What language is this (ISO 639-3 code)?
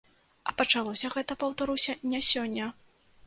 bel